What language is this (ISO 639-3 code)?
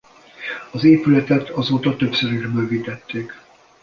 hun